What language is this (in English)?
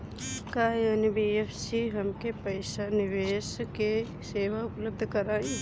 Bhojpuri